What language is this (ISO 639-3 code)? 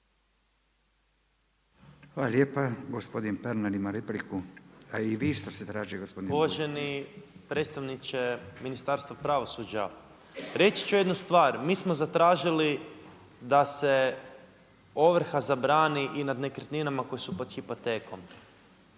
hrv